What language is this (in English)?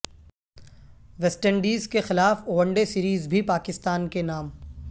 Urdu